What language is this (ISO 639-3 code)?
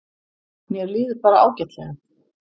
isl